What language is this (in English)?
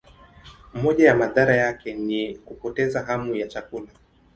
Swahili